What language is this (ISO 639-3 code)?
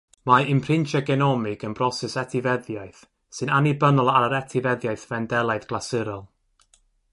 cym